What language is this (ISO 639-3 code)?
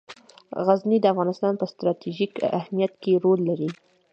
pus